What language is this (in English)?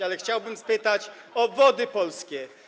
Polish